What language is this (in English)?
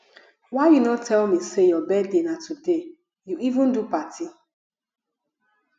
Nigerian Pidgin